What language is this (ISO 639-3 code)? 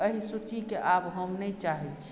mai